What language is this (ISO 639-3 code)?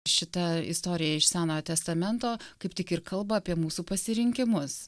lit